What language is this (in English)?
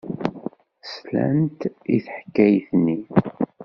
Kabyle